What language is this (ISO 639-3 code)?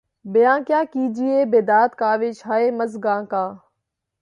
urd